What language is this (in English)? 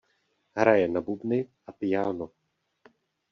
Czech